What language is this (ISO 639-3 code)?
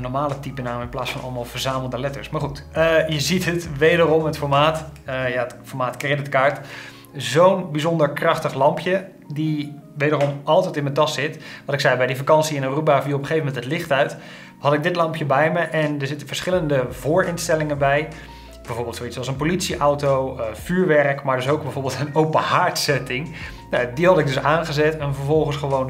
nld